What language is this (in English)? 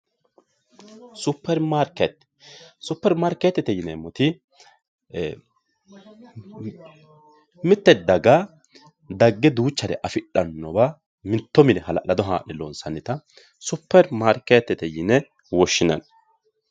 Sidamo